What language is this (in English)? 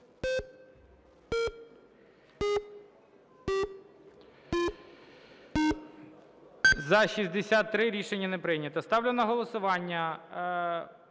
Ukrainian